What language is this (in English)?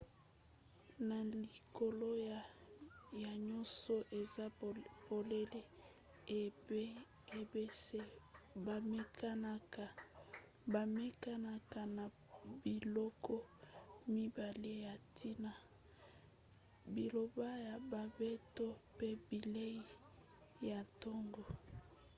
Lingala